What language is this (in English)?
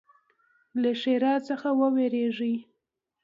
Pashto